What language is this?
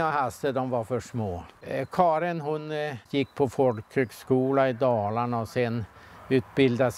Swedish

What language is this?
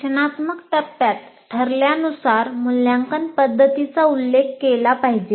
Marathi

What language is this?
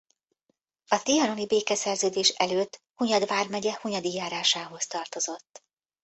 Hungarian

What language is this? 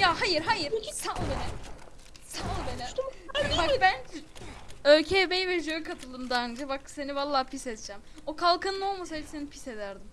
Turkish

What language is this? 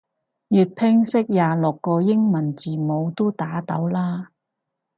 Cantonese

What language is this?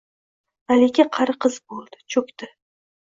Uzbek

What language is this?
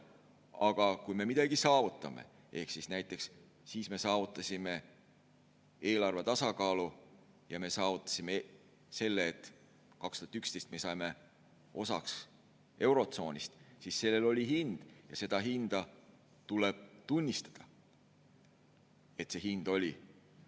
Estonian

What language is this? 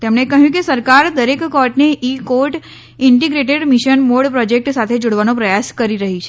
Gujarati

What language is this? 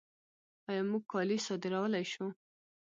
Pashto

